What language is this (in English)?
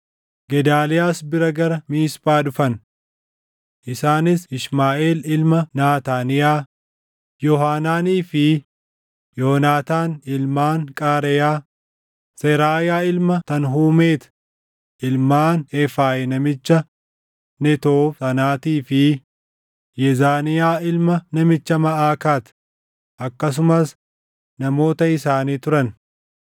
Oromo